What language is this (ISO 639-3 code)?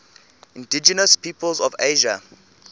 eng